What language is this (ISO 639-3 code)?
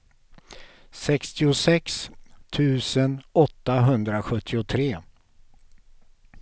swe